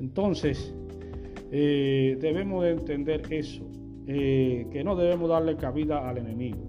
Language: Spanish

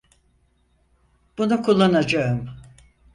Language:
Turkish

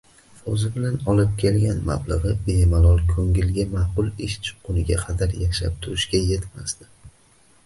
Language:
Uzbek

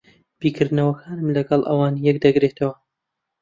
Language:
Central Kurdish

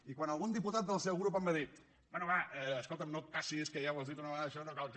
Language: Catalan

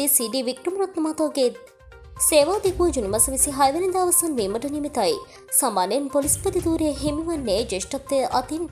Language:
Turkish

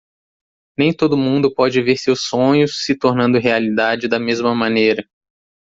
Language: Portuguese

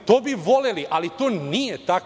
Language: Serbian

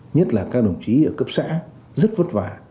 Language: Vietnamese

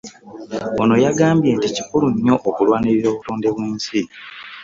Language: Ganda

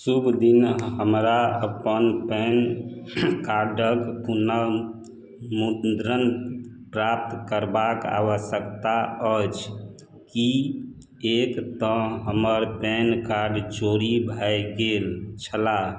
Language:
Maithili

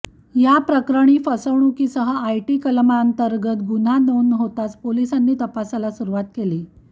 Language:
Marathi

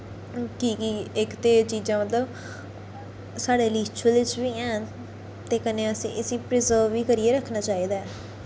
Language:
Dogri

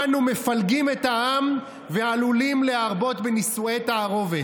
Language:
Hebrew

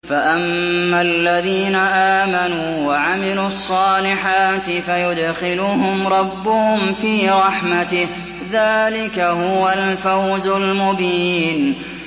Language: Arabic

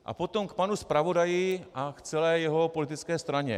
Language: Czech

